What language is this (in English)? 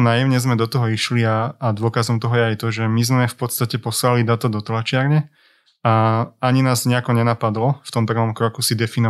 Slovak